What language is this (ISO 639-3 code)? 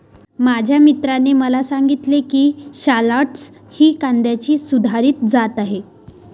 mar